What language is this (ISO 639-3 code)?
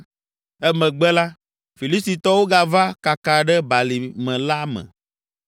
ewe